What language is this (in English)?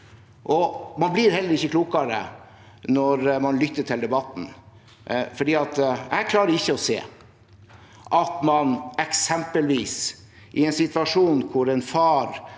Norwegian